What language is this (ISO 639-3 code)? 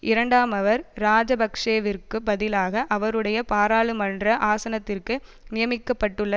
tam